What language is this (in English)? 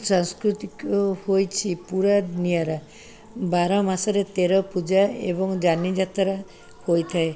Odia